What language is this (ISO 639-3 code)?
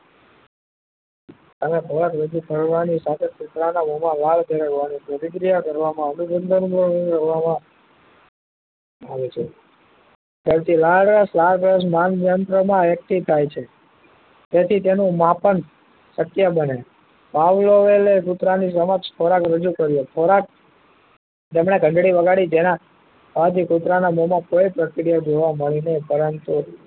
guj